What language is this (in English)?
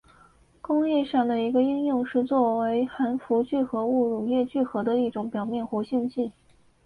Chinese